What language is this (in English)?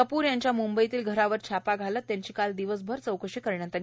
Marathi